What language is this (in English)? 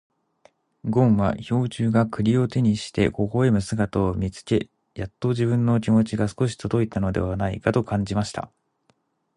Japanese